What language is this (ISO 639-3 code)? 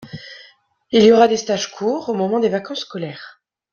fra